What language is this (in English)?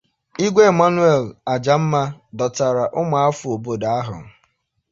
Igbo